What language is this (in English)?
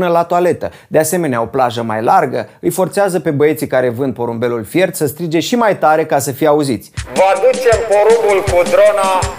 Romanian